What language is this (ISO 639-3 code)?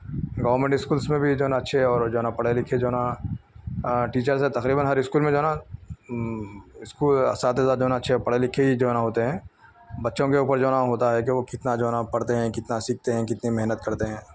urd